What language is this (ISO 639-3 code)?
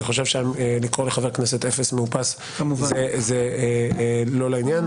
heb